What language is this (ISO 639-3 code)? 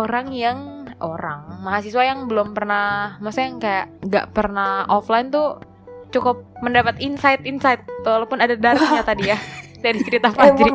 ind